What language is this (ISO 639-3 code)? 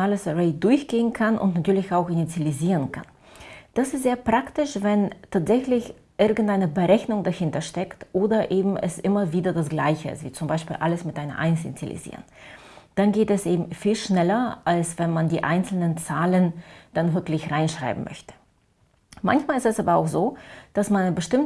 deu